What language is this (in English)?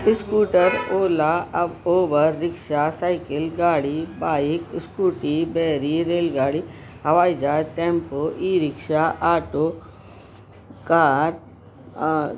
Sindhi